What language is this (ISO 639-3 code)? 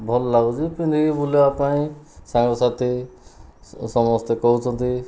ori